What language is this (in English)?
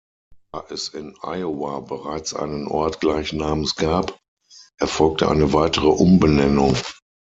German